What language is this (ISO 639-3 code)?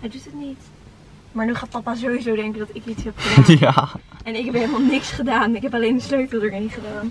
nld